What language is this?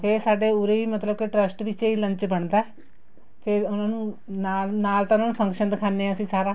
Punjabi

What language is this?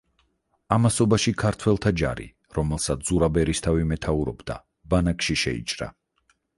Georgian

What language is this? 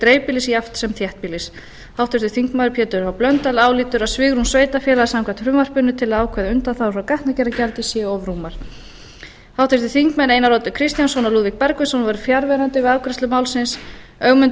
Icelandic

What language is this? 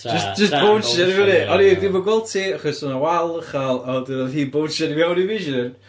Welsh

